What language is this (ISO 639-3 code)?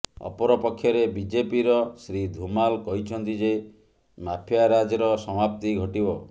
ori